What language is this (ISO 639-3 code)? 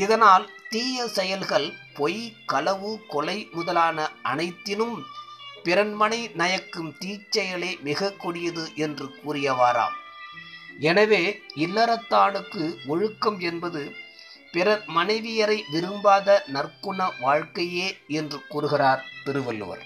tam